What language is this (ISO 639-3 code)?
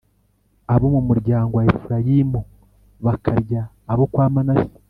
kin